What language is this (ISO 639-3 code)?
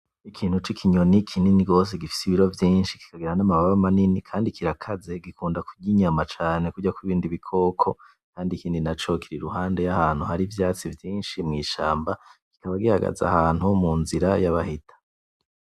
run